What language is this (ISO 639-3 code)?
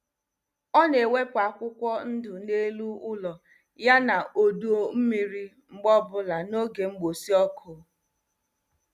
ibo